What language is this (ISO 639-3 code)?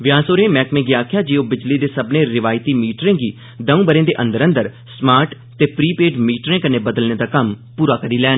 doi